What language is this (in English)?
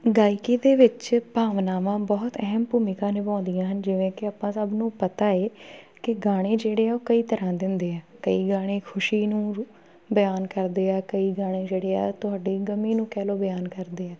Punjabi